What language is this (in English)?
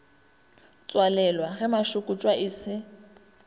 Northern Sotho